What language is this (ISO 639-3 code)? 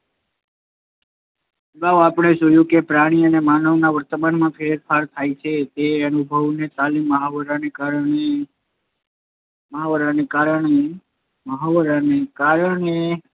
guj